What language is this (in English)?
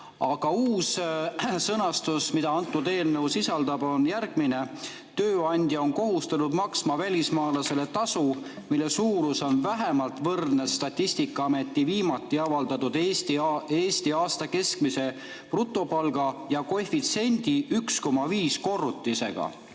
Estonian